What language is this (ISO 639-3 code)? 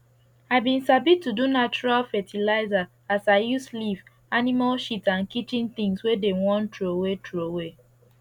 pcm